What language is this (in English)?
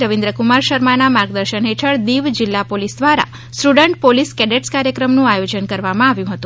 Gujarati